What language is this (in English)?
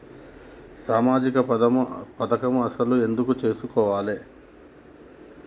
Telugu